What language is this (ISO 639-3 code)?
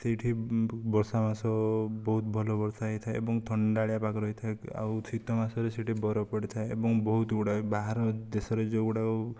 ori